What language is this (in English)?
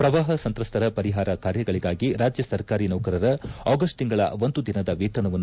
Kannada